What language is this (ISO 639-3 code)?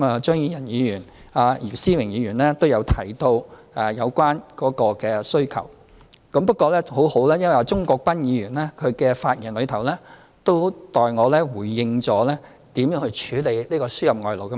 yue